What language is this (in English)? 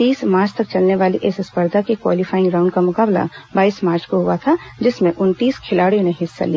Hindi